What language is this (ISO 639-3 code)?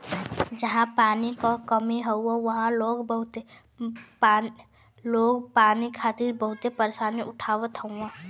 bho